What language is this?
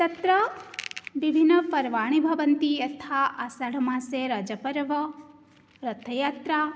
Sanskrit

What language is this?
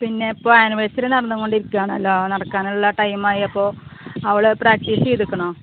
Malayalam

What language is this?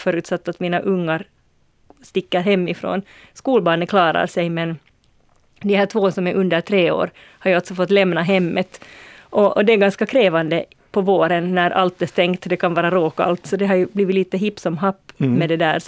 Swedish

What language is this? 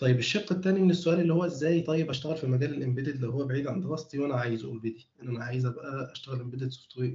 Arabic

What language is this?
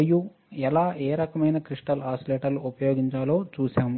Telugu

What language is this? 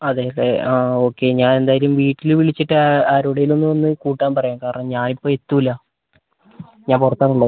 Malayalam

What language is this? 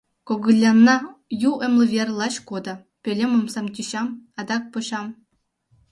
Mari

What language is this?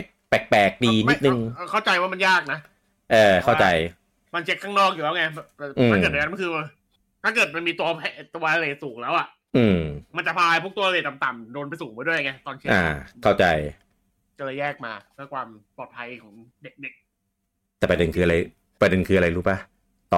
Thai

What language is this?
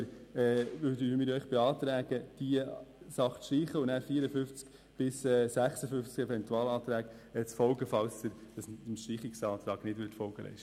Swiss German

